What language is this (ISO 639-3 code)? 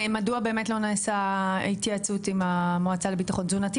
heb